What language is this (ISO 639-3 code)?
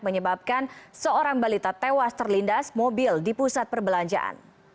ind